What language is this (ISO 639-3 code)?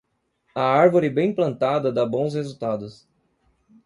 por